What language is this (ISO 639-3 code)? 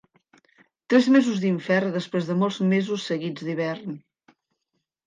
cat